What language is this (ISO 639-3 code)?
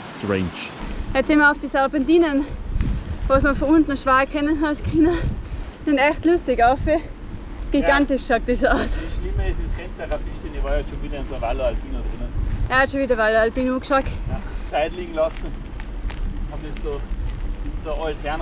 deu